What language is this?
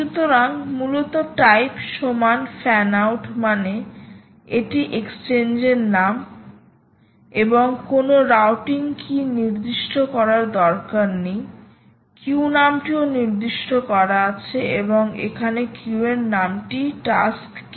Bangla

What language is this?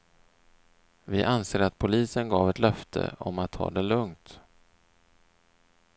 Swedish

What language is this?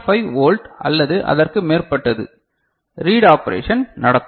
Tamil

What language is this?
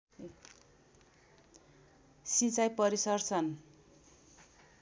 Nepali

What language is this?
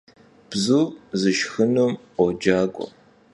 Kabardian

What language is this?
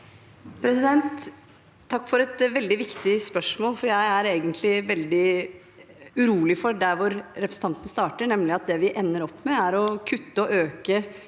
Norwegian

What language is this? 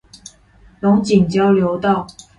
Chinese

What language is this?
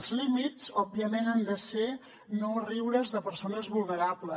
Catalan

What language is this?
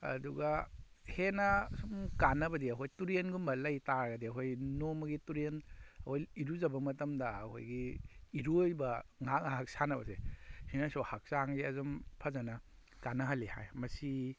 Manipuri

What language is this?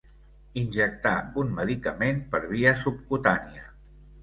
Catalan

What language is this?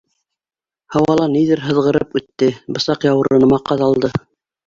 Bashkir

